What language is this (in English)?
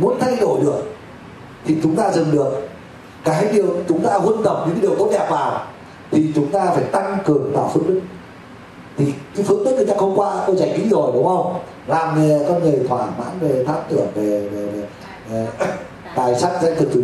Vietnamese